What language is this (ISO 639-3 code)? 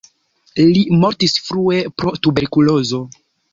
epo